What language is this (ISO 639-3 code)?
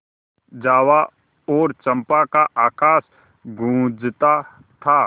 hin